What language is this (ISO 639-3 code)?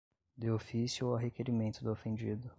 por